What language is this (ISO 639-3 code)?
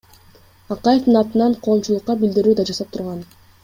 kir